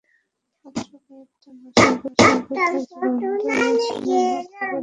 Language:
Bangla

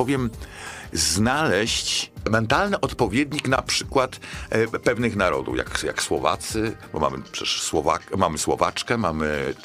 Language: Polish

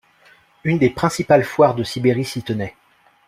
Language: French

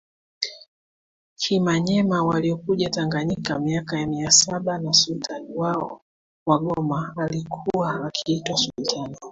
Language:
Swahili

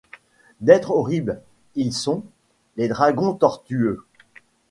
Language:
French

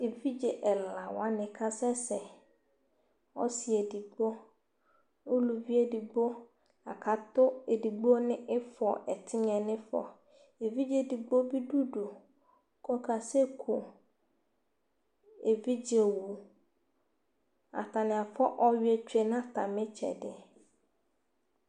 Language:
Ikposo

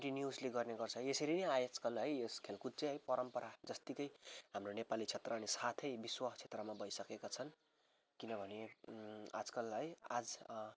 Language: Nepali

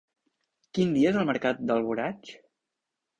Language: Catalan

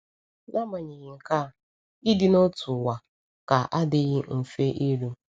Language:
Igbo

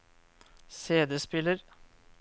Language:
Norwegian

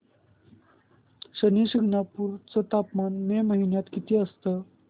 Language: Marathi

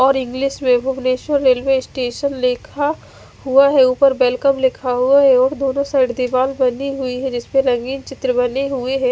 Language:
Hindi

